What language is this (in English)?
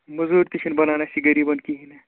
Kashmiri